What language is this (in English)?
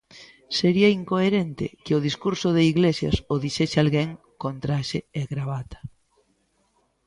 Galician